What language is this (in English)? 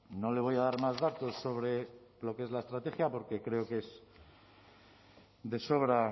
Spanish